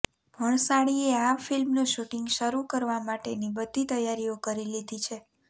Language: Gujarati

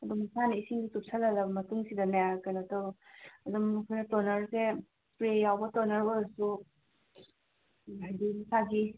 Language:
Manipuri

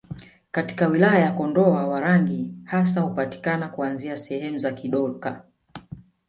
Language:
Swahili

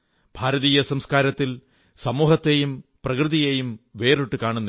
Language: Malayalam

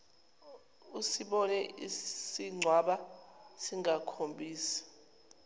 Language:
Zulu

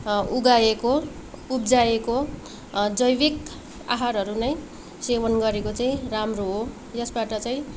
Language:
Nepali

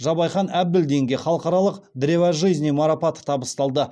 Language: Kazakh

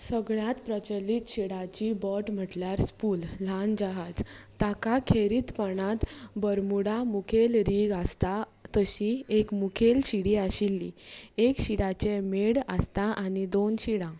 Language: Konkani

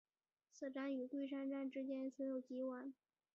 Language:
Chinese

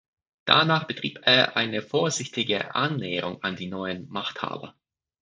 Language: German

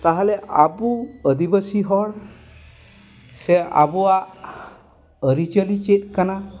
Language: Santali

